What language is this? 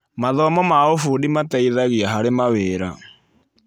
Kikuyu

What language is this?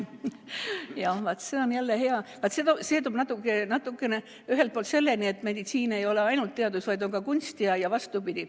Estonian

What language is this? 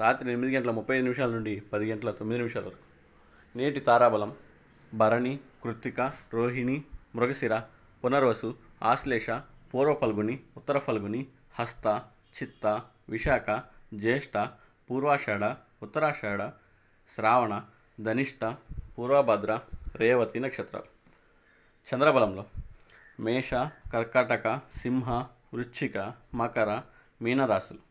Telugu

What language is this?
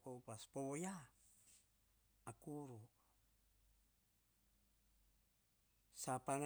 Hahon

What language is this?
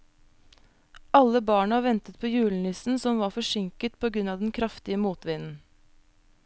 Norwegian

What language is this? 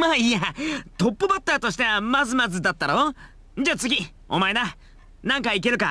Japanese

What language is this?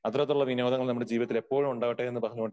Malayalam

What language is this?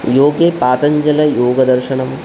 Sanskrit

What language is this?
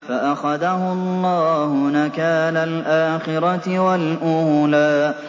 Arabic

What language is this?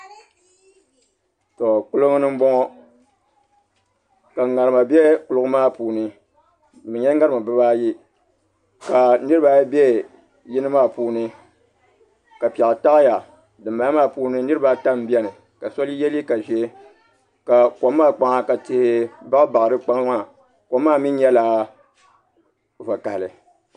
Dagbani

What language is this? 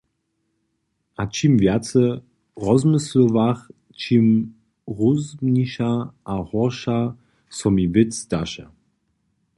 Upper Sorbian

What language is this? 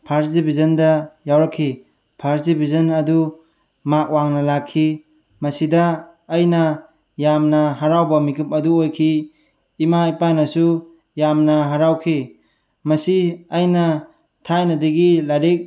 Manipuri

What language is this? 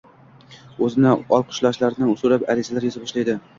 Uzbek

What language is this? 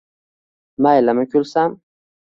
Uzbek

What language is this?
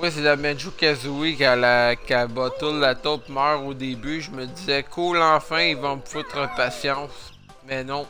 French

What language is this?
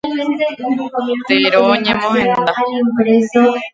Guarani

